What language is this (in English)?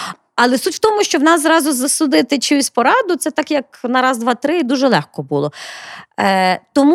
Ukrainian